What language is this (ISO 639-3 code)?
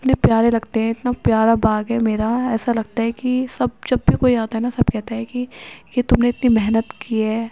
urd